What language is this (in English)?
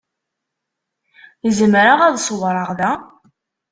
Kabyle